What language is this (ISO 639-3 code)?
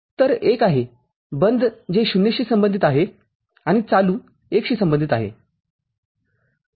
mar